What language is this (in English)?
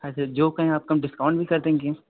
Hindi